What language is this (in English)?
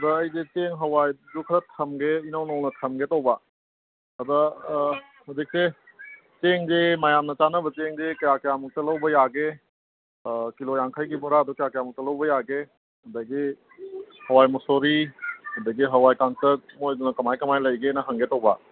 Manipuri